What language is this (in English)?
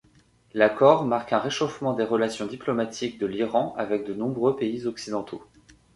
French